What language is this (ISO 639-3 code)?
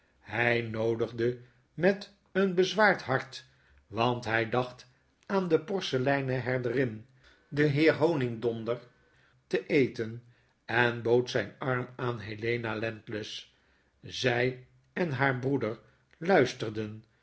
nld